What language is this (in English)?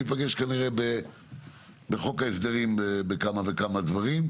Hebrew